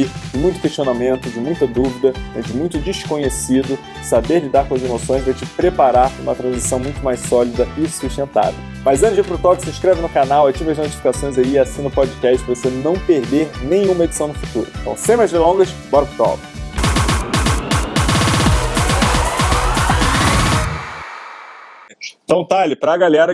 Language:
Portuguese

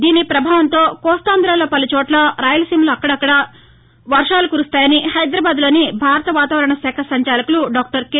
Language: Telugu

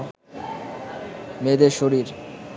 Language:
Bangla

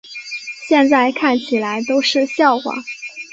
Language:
Chinese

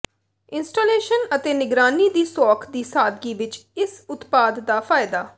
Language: Punjabi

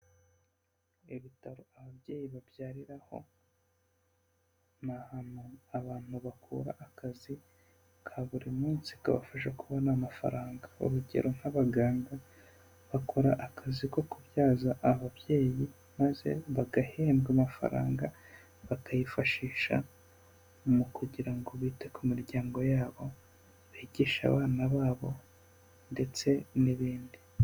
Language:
Kinyarwanda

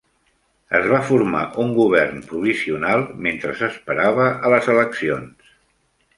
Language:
Catalan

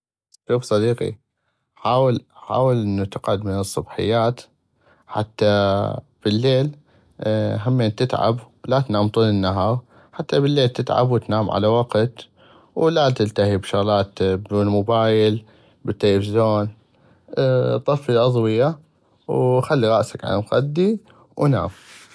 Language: North Mesopotamian Arabic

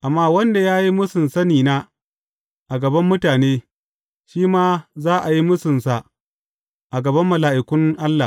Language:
Hausa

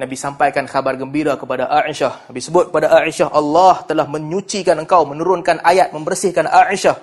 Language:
Malay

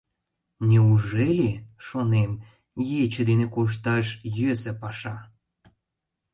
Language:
Mari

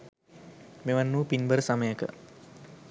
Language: Sinhala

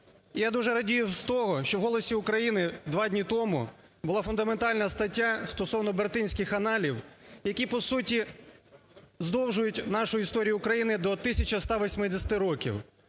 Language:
Ukrainian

